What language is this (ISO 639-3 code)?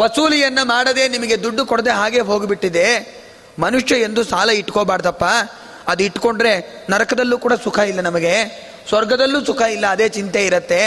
kan